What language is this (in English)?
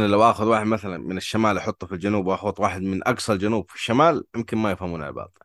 Arabic